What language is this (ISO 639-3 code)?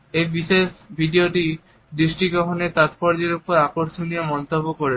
ben